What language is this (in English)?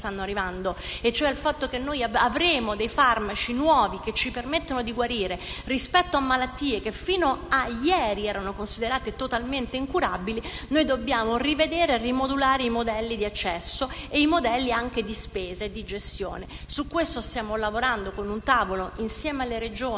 Italian